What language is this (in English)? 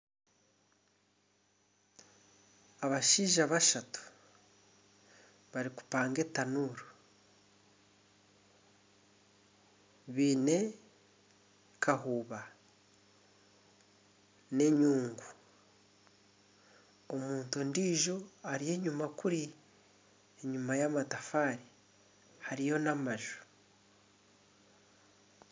Nyankole